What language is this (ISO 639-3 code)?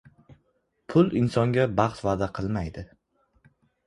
uzb